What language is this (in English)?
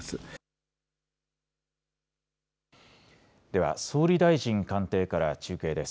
Japanese